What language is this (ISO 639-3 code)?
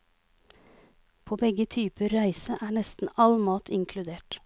nor